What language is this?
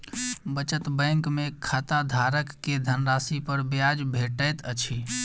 Maithili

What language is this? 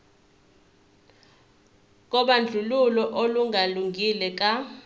Zulu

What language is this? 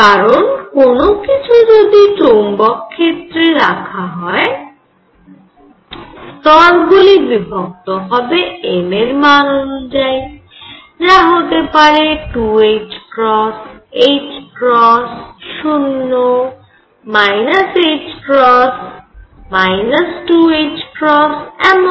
Bangla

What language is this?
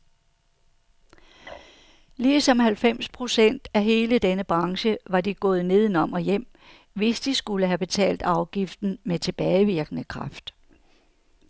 Danish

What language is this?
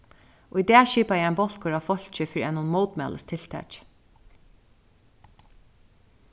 Faroese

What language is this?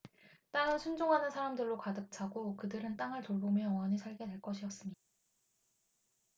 Korean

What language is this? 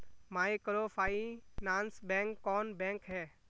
Magahi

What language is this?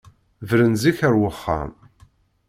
Kabyle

